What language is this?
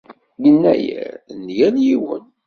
Kabyle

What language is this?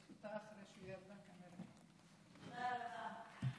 Hebrew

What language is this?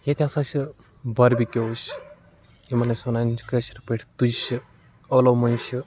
Kashmiri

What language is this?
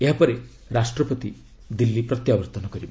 Odia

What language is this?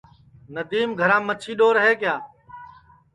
Sansi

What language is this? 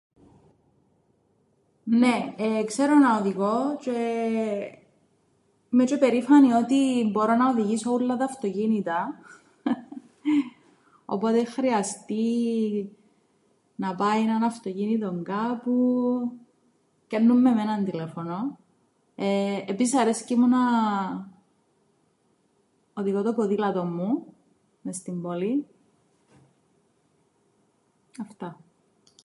Greek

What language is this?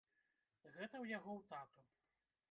Belarusian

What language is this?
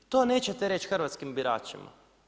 Croatian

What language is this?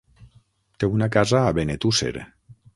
Catalan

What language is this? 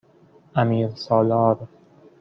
Persian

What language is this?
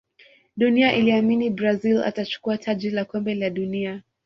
Swahili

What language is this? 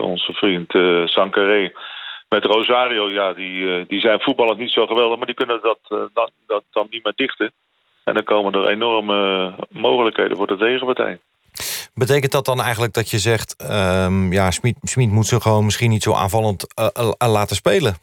Dutch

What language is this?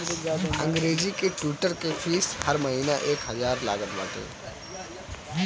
Bhojpuri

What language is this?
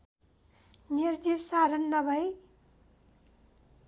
Nepali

